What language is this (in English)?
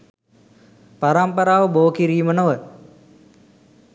Sinhala